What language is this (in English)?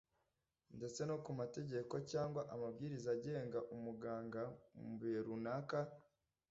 Kinyarwanda